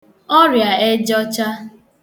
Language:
Igbo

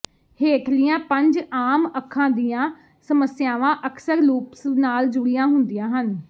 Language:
Punjabi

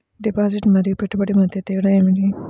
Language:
Telugu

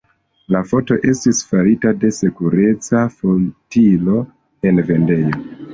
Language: Esperanto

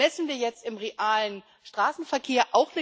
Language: German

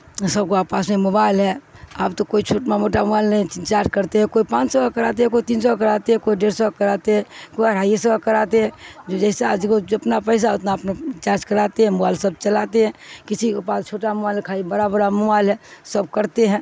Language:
Urdu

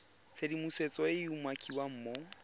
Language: Tswana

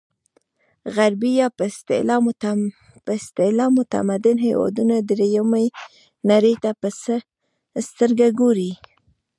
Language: Pashto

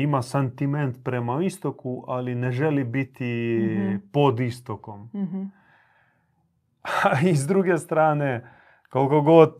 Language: Croatian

